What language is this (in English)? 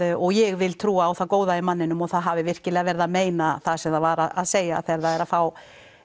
Icelandic